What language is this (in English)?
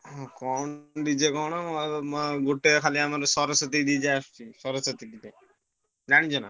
Odia